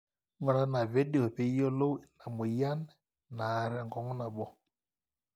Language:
Masai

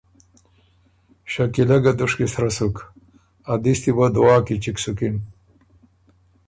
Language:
Ormuri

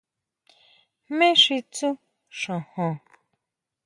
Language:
Huautla Mazatec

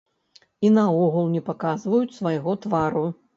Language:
Belarusian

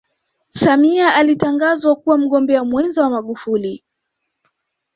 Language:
Swahili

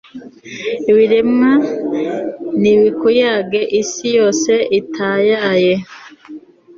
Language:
Kinyarwanda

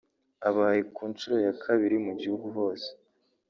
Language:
Kinyarwanda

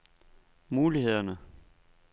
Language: Danish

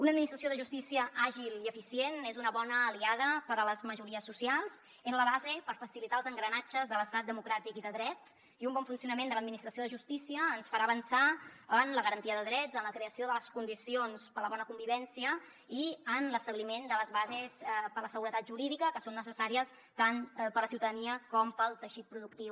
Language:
Catalan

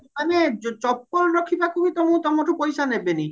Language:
Odia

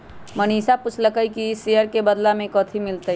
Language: Magahi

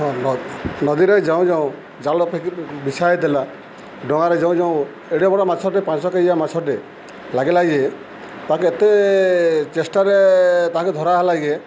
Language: Odia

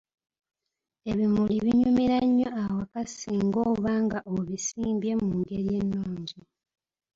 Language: Ganda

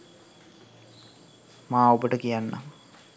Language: Sinhala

